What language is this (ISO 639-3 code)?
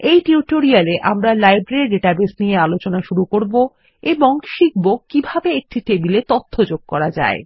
ben